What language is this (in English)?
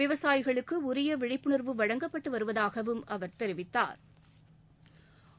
Tamil